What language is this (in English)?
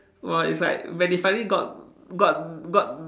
English